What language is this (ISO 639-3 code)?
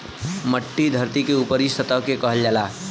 bho